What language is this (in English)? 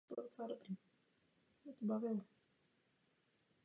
Czech